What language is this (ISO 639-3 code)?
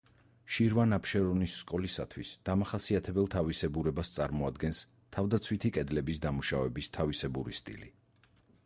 kat